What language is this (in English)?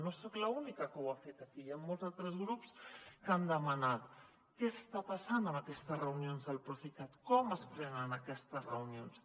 Catalan